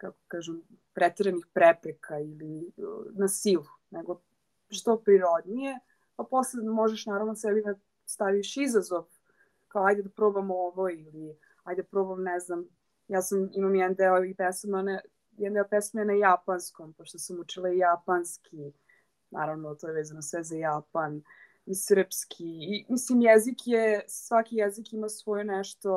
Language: Croatian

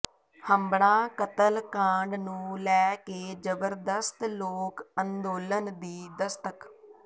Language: Punjabi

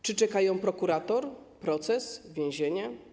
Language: Polish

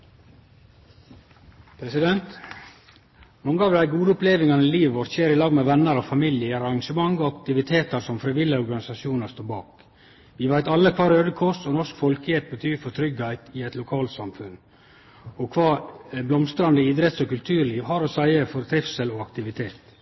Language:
Norwegian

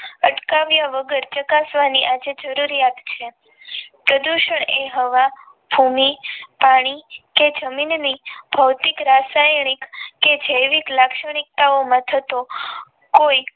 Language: Gujarati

